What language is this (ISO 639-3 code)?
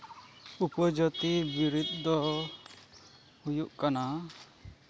sat